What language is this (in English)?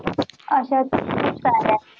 Marathi